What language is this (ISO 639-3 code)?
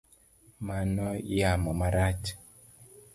luo